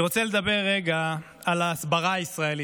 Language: Hebrew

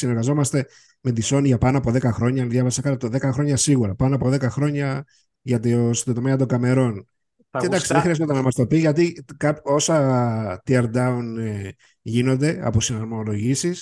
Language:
Greek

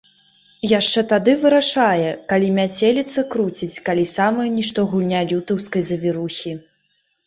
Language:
Belarusian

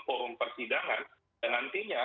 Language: Indonesian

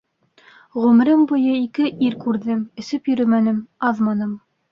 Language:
Bashkir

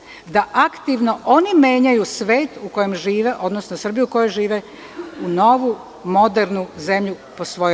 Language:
Serbian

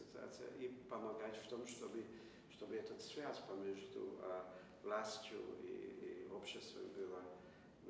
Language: Russian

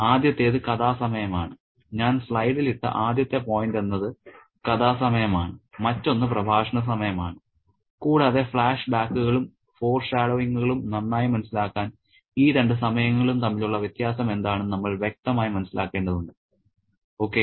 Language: Malayalam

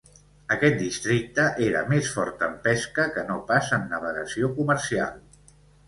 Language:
Catalan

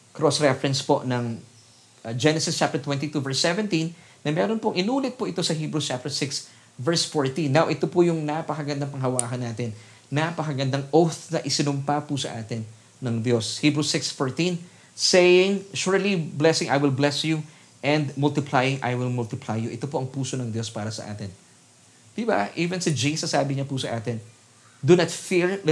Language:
Filipino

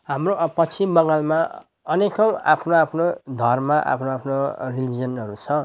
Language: Nepali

